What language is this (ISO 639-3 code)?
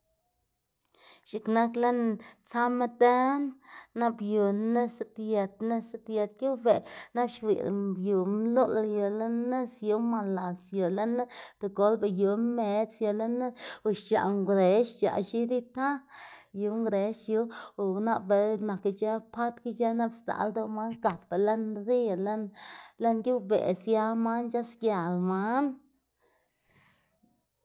ztg